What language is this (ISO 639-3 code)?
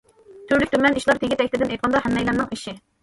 uig